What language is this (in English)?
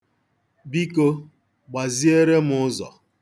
Igbo